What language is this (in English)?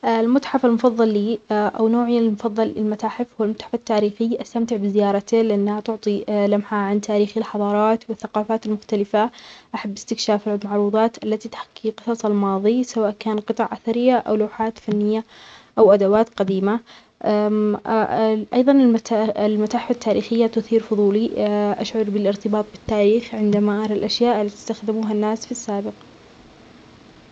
Omani Arabic